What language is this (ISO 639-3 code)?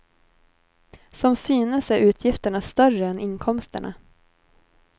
swe